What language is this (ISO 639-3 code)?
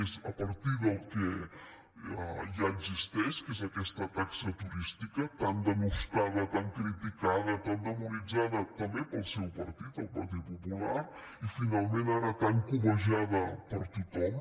cat